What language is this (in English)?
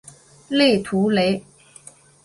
Chinese